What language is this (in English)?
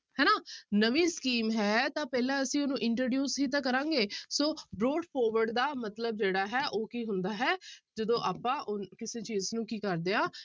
Punjabi